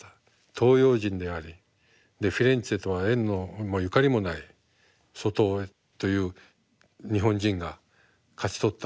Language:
Japanese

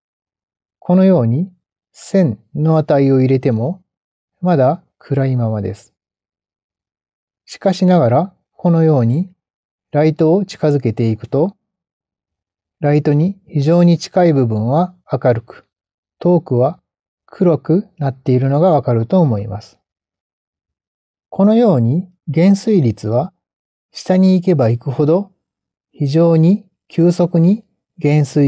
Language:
Japanese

